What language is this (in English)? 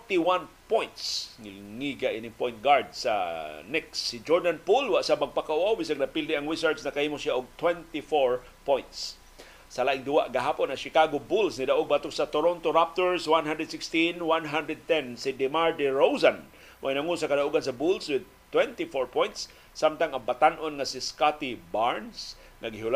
Filipino